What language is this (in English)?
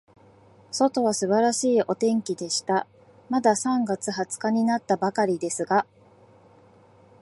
Japanese